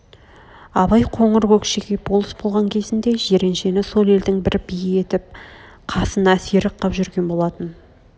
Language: Kazakh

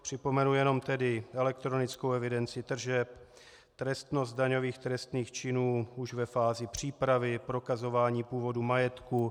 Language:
Czech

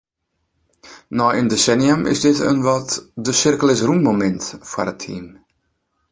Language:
Western Frisian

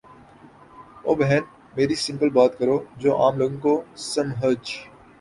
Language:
Urdu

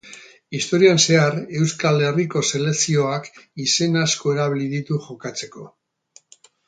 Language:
Basque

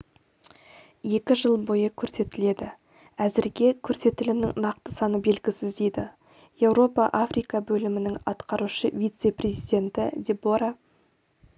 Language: Kazakh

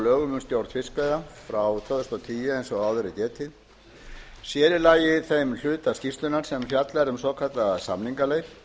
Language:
Icelandic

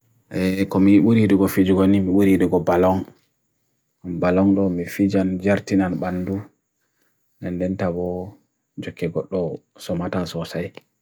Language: Bagirmi Fulfulde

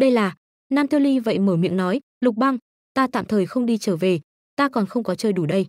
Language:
Vietnamese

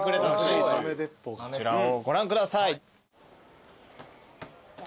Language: Japanese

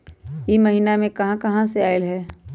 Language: Magahi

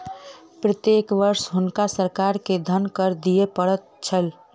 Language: Maithili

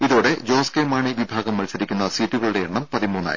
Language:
Malayalam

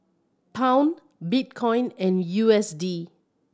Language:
English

